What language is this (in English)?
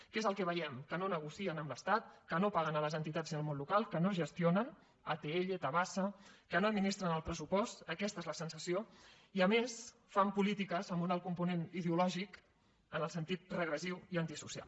Catalan